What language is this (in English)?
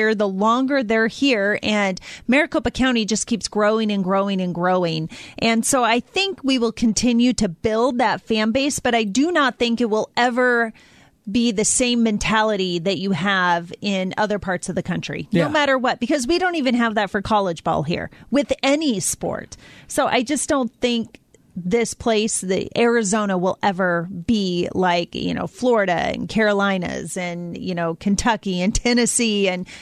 English